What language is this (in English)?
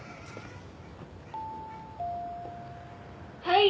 Japanese